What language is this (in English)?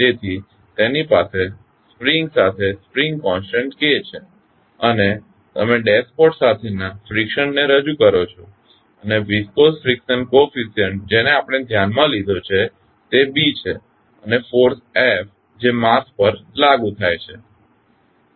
Gujarati